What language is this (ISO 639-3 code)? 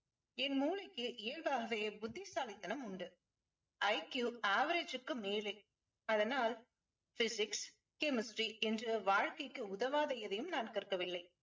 tam